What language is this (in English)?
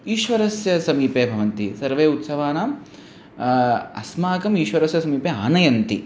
Sanskrit